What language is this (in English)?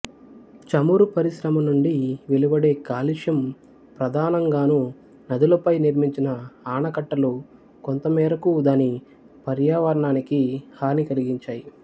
Telugu